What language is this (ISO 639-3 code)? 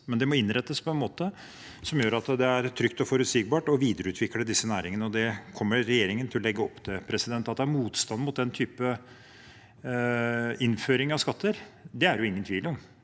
nor